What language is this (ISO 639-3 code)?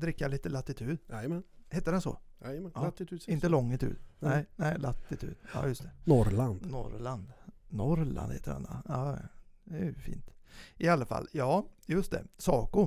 swe